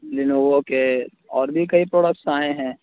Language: Urdu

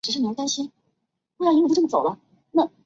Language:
Chinese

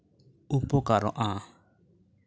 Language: Santali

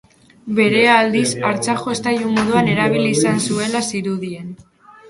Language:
Basque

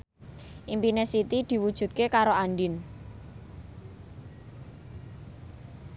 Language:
Javanese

